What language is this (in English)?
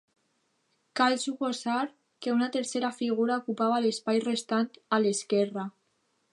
Catalan